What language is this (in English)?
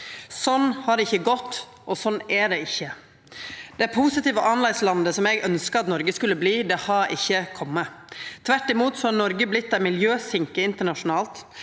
Norwegian